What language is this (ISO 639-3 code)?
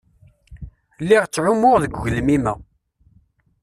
kab